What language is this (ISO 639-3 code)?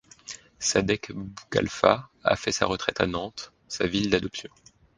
fra